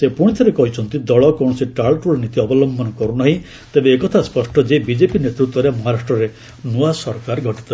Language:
Odia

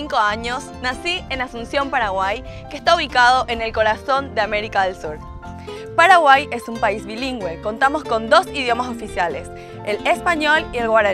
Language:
Spanish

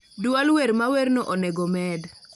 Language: Luo (Kenya and Tanzania)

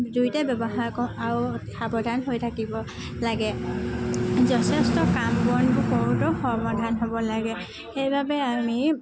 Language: Assamese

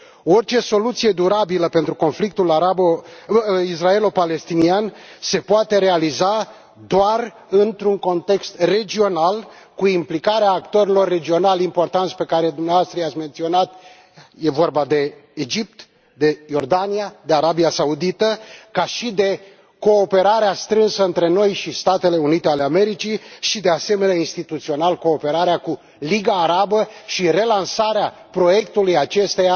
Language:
Romanian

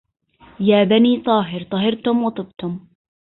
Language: Arabic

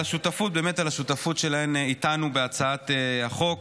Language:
Hebrew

